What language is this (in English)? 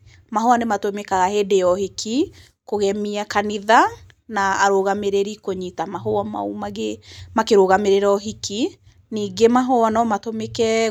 Kikuyu